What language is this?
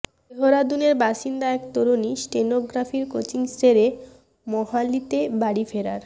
Bangla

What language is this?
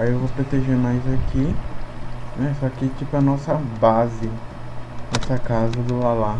Portuguese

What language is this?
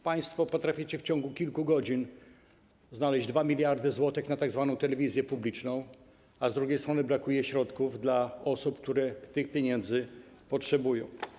Polish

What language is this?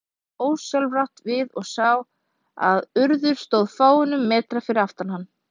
Icelandic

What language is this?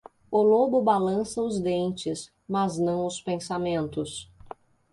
Portuguese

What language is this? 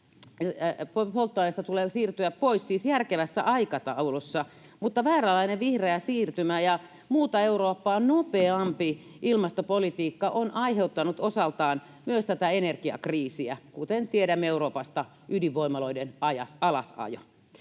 Finnish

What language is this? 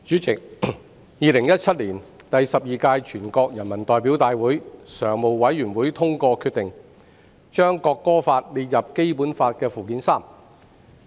Cantonese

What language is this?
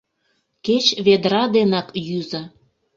Mari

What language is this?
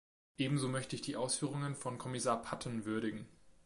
German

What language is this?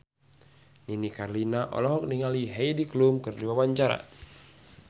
Sundanese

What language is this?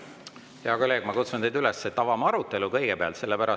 Estonian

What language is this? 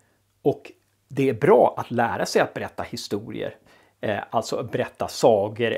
Swedish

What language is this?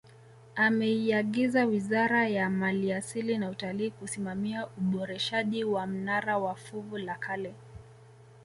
Swahili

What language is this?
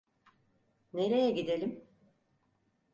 Turkish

